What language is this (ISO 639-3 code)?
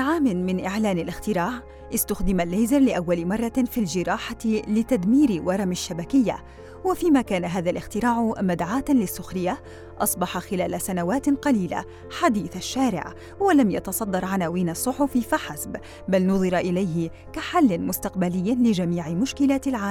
ara